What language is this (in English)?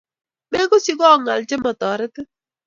Kalenjin